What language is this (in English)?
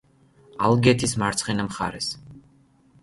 Georgian